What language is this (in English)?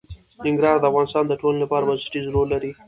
Pashto